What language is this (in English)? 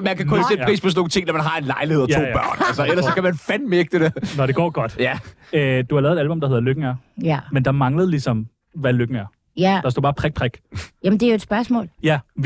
Danish